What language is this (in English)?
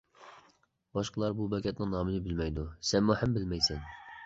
Uyghur